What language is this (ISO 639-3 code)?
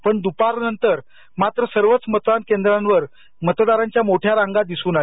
mar